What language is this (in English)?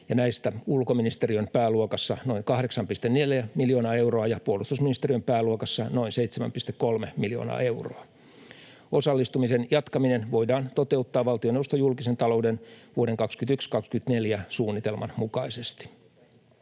Finnish